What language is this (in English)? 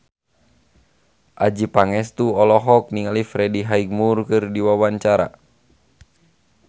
Sundanese